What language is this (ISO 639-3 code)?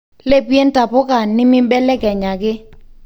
mas